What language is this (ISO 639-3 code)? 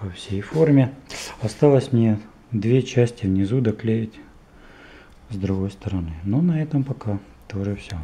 rus